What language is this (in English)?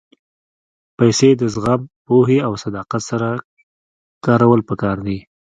Pashto